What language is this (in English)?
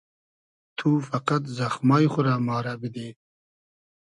Hazaragi